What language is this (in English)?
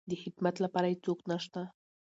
Pashto